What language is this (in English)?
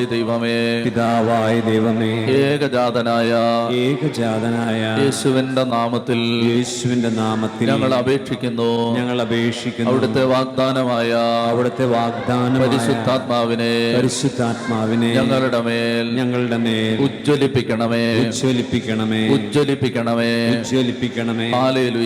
Malayalam